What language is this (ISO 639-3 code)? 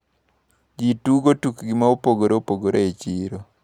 luo